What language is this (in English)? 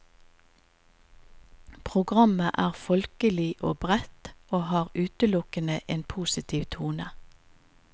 Norwegian